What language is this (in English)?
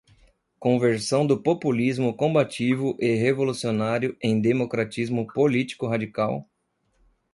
Portuguese